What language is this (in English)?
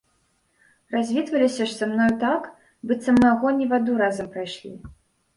Belarusian